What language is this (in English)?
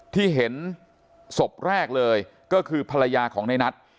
Thai